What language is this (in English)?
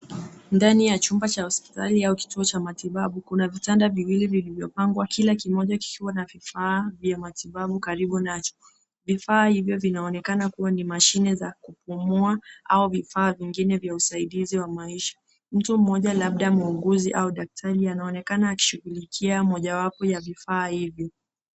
Swahili